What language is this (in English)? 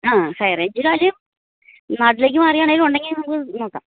Malayalam